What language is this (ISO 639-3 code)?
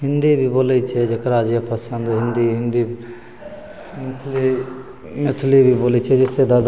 mai